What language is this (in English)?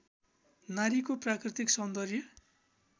Nepali